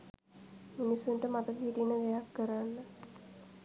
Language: Sinhala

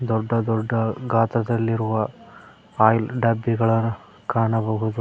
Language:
Kannada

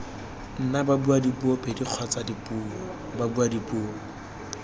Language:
Tswana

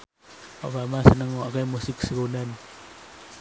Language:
Javanese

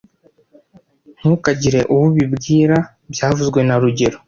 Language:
Kinyarwanda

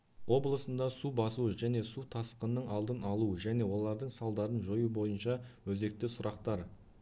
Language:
Kazakh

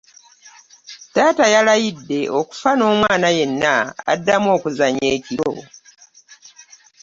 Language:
Ganda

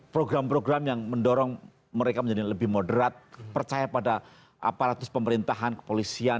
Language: Indonesian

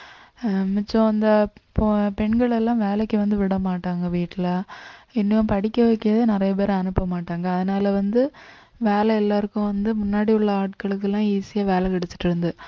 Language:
Tamil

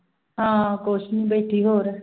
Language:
Punjabi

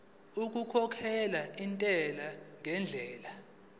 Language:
Zulu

